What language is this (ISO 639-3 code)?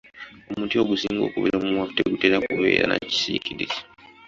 lug